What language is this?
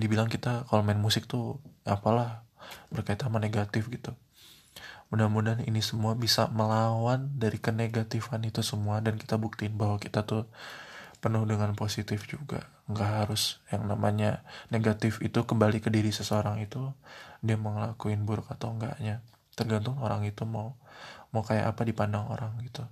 Indonesian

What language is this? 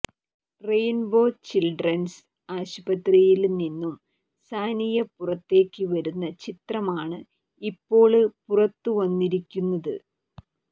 Malayalam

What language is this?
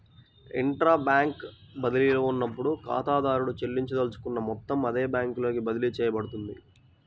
Telugu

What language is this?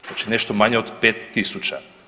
Croatian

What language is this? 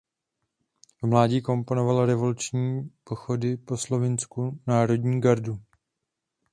Czech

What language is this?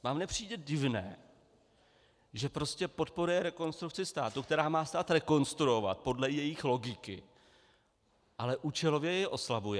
Czech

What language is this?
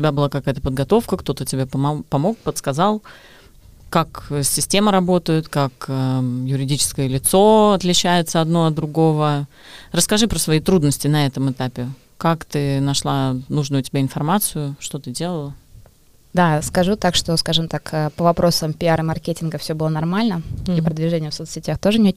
Russian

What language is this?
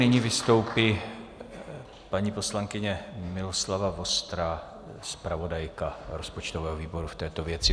Czech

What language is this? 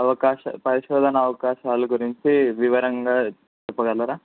Telugu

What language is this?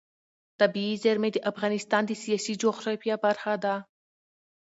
Pashto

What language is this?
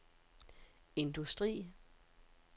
Danish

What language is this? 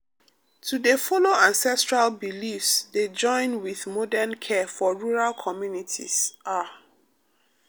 Nigerian Pidgin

